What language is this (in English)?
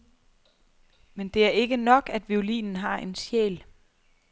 Danish